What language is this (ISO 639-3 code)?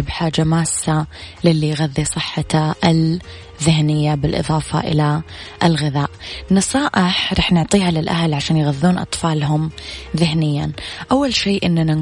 ara